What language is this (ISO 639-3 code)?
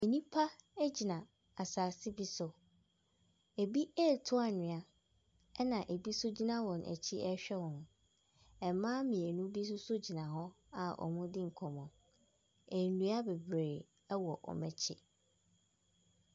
aka